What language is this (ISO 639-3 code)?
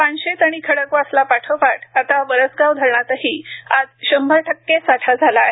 mar